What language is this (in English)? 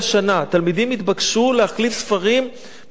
Hebrew